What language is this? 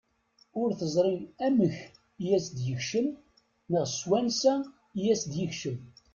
Kabyle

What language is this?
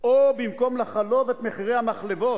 Hebrew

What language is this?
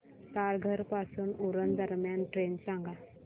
Marathi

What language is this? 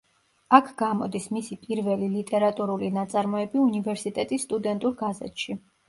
Georgian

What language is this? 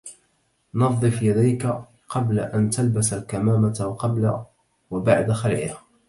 Arabic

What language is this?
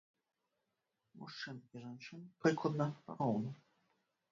Belarusian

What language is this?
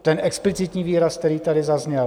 Czech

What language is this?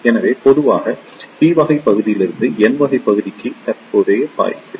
Tamil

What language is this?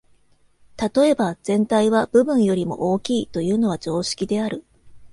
Japanese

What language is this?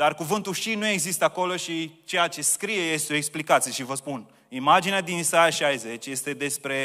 Romanian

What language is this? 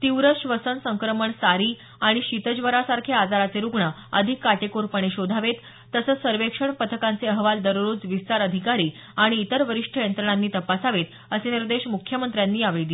Marathi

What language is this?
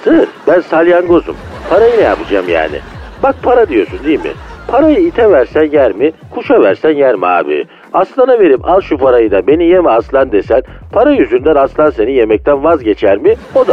Turkish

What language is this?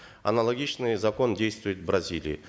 Kazakh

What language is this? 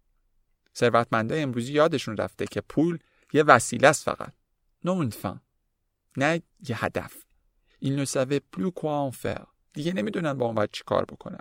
Persian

